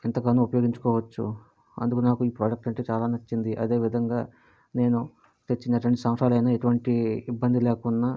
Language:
Telugu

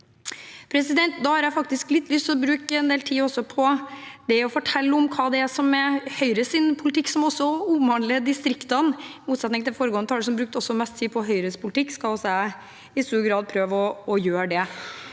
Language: Norwegian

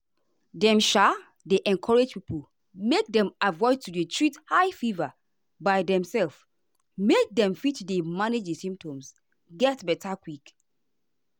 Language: Nigerian Pidgin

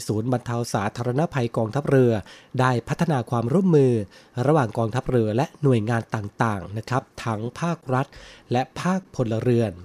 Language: Thai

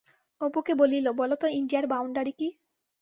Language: Bangla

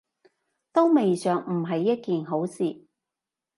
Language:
Cantonese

